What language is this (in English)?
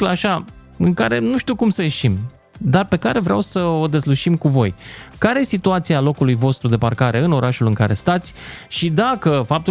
Romanian